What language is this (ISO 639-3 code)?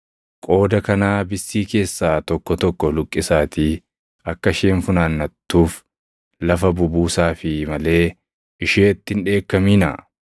orm